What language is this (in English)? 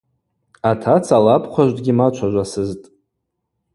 Abaza